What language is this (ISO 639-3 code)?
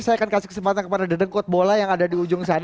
ind